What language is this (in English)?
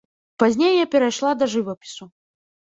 Belarusian